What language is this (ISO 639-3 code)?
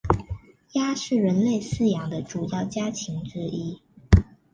zho